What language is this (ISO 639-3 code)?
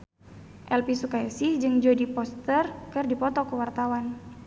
sun